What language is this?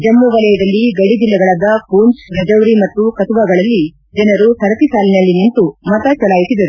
Kannada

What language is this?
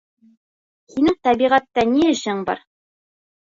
Bashkir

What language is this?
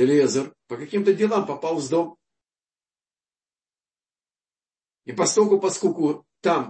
Russian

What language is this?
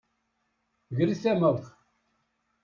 Kabyle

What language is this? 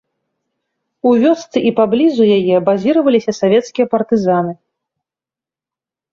Belarusian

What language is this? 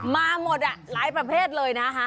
Thai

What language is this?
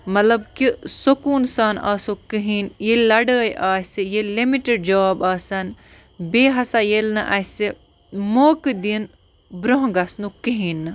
Kashmiri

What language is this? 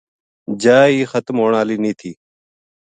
Gujari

